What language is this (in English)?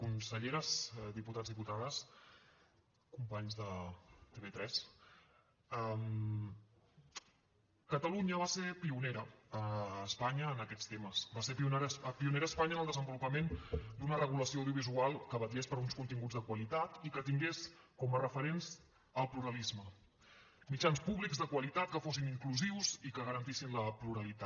Catalan